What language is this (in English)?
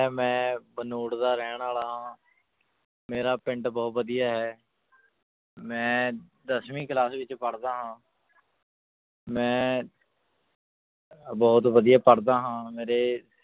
Punjabi